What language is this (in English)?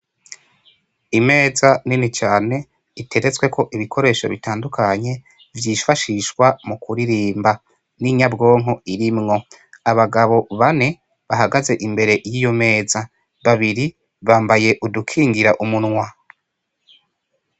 Rundi